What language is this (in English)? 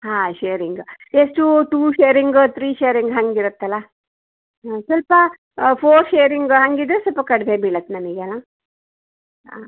Kannada